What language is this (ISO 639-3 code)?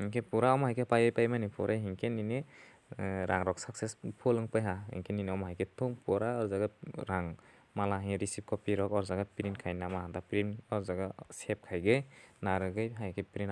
ind